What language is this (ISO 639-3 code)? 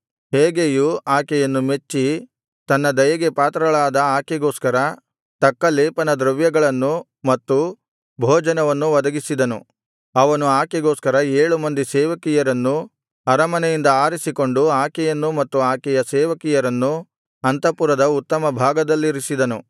kan